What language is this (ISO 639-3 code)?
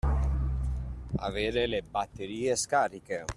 ita